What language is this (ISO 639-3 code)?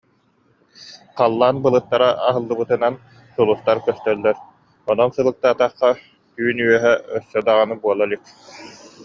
sah